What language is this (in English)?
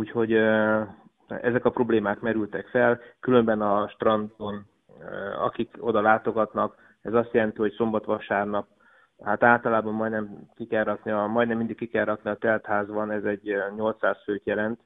Hungarian